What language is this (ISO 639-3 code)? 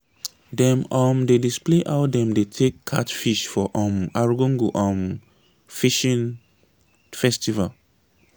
pcm